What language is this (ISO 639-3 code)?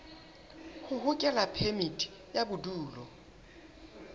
sot